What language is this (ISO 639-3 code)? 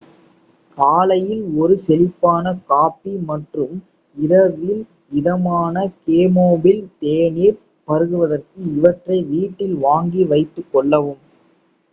tam